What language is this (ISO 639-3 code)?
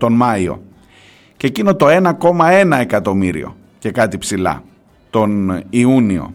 ell